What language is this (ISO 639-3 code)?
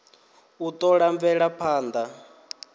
ven